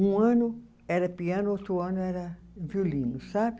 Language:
Portuguese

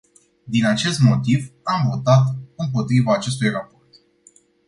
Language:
Romanian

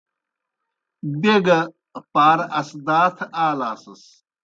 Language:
Kohistani Shina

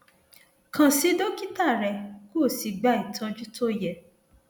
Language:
Yoruba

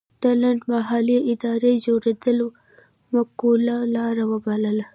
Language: Pashto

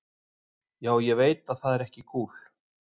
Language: Icelandic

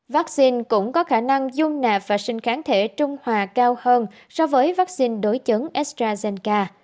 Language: Vietnamese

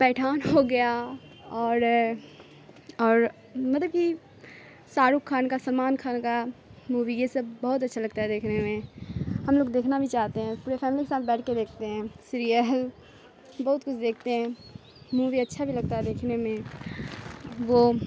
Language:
Urdu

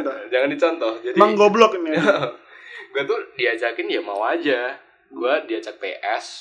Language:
Indonesian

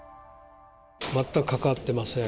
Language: Japanese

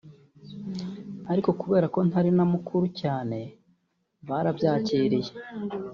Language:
Kinyarwanda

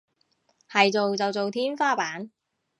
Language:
Cantonese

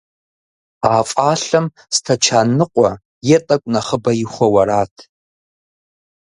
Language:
Kabardian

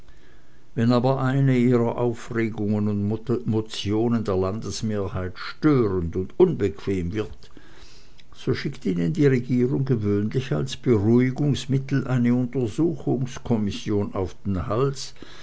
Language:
German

